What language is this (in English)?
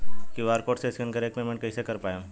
Bhojpuri